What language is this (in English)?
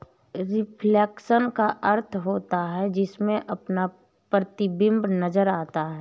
Hindi